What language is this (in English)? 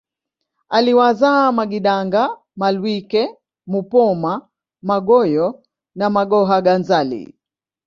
Swahili